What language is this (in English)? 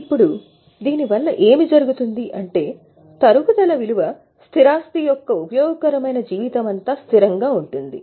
Telugu